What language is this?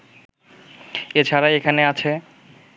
Bangla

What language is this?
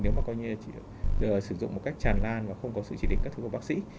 Vietnamese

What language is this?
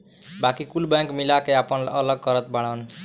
Bhojpuri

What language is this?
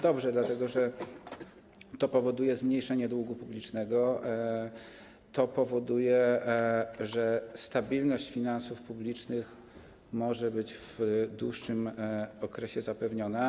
Polish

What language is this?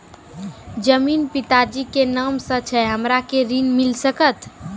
Maithili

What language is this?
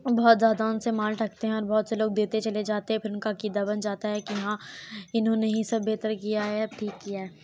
Urdu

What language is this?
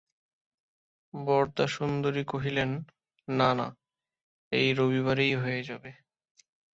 Bangla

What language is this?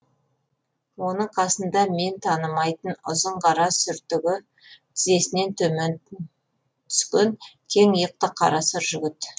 Kazakh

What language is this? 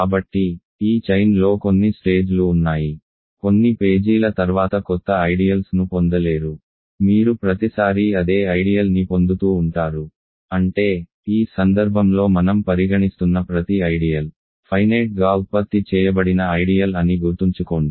Telugu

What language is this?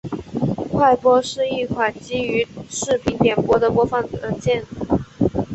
Chinese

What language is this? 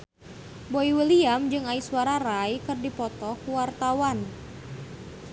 Sundanese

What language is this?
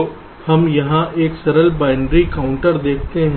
Hindi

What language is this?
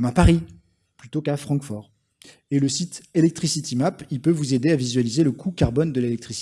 French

